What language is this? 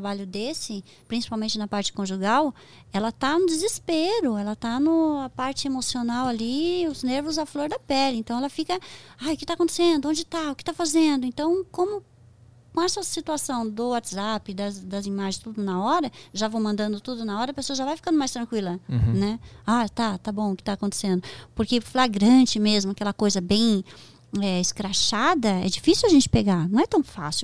Portuguese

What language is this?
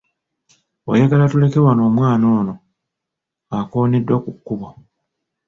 Ganda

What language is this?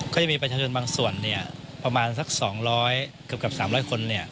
Thai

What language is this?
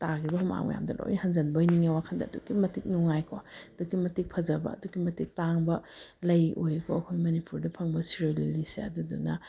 Manipuri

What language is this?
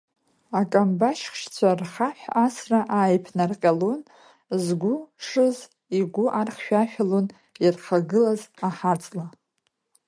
Abkhazian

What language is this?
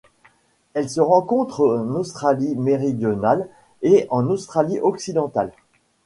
French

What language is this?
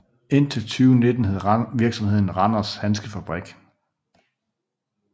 Danish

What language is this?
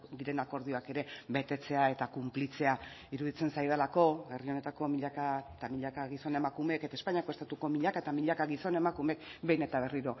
Basque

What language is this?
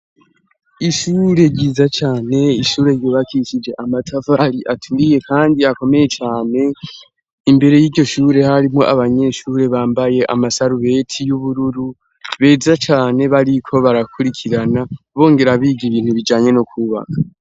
Rundi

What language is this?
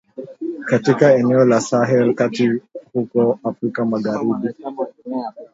Swahili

